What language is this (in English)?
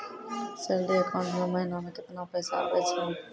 Maithili